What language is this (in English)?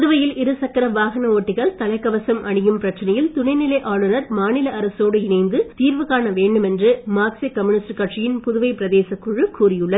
Tamil